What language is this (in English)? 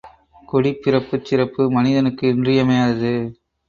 Tamil